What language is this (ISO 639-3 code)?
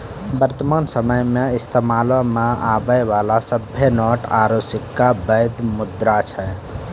mai